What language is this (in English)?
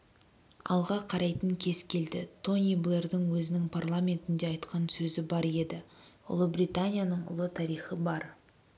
Kazakh